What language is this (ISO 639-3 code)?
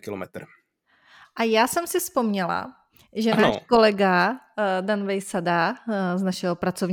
ces